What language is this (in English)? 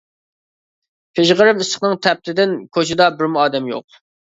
Uyghur